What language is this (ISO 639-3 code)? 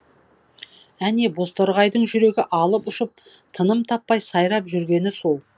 kaz